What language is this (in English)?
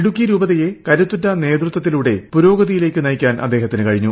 Malayalam